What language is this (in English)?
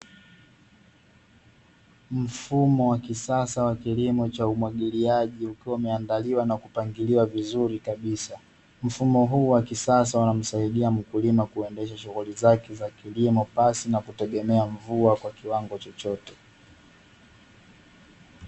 Swahili